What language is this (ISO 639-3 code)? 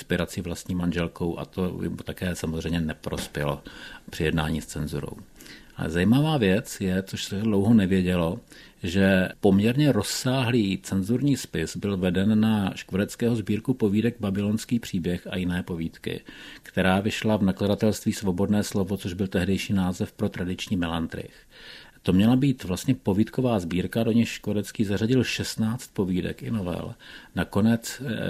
ces